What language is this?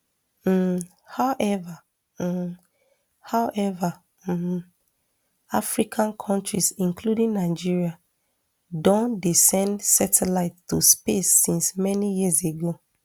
Nigerian Pidgin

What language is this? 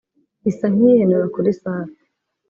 Kinyarwanda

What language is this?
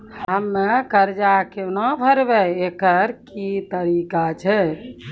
Maithili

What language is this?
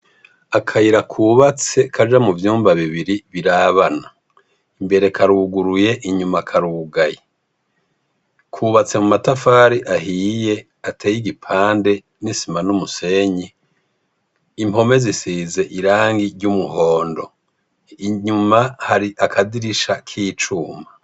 Rundi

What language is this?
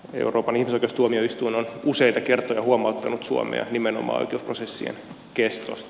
Finnish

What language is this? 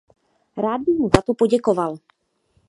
Czech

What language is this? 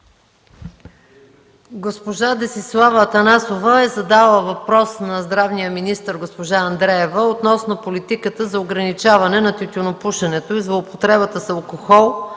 Bulgarian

